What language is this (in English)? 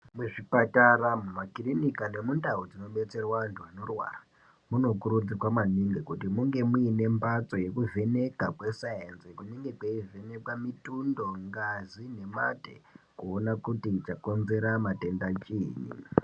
Ndau